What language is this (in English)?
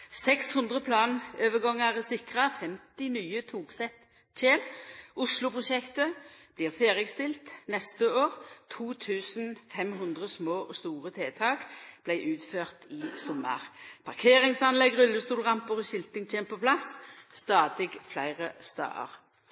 Norwegian Nynorsk